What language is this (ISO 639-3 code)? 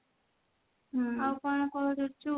ori